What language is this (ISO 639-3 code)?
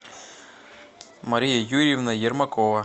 rus